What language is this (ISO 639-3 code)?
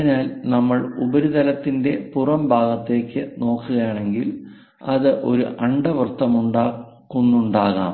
mal